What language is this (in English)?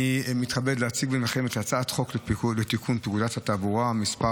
Hebrew